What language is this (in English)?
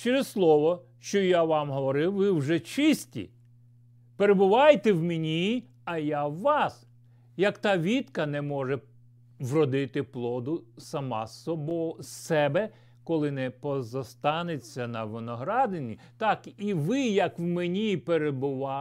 Ukrainian